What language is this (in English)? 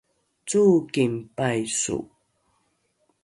Rukai